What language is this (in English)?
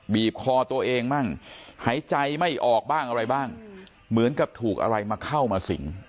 Thai